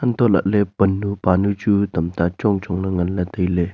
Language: Wancho Naga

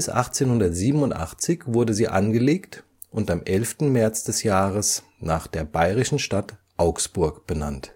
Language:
German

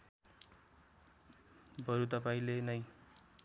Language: Nepali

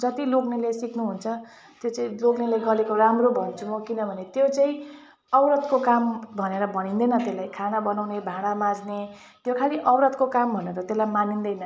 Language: Nepali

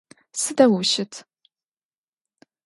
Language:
Adyghe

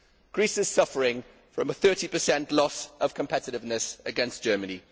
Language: English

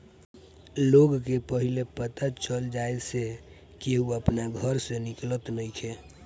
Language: Bhojpuri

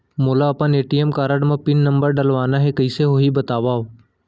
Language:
Chhattisgarhi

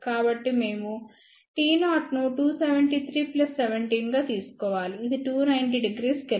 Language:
Telugu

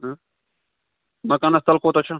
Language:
Kashmiri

